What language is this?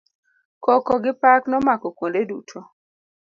Luo (Kenya and Tanzania)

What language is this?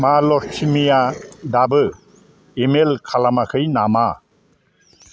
Bodo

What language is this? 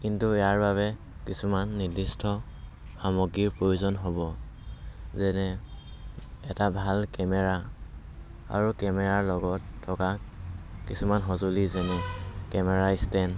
Assamese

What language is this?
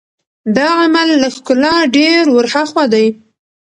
Pashto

